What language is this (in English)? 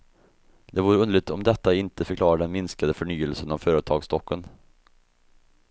Swedish